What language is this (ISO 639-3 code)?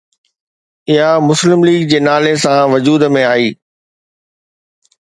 snd